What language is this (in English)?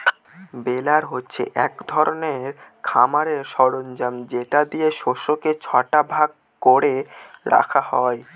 Bangla